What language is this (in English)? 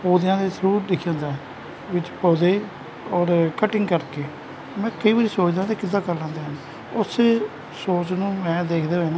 Punjabi